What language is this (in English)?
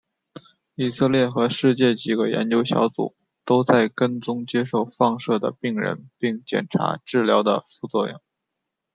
Chinese